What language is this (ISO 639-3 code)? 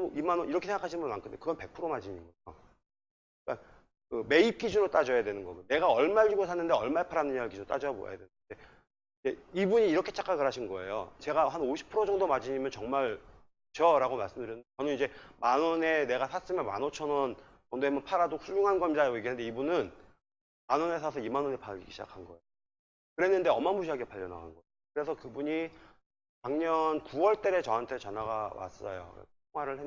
kor